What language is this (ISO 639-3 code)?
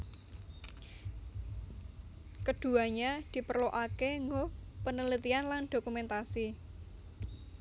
jav